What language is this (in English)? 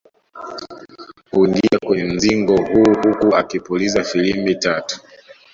Swahili